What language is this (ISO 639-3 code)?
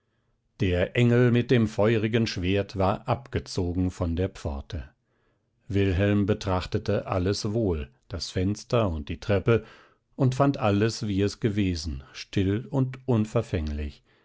deu